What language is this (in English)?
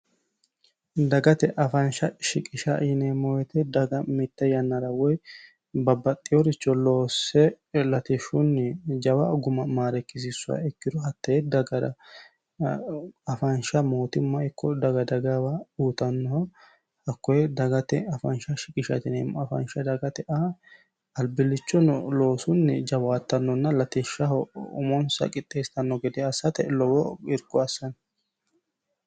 Sidamo